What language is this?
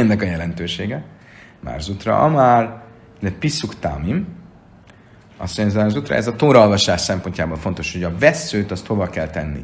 Hungarian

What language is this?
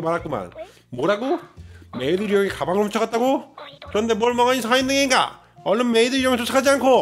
Korean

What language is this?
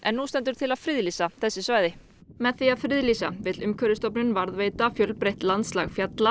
Icelandic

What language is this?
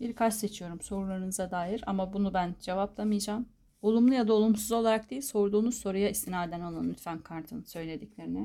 Turkish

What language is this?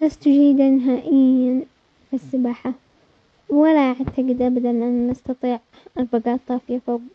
Omani Arabic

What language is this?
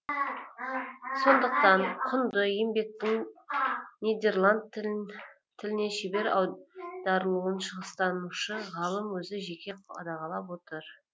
Kazakh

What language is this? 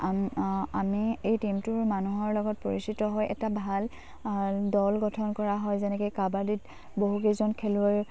Assamese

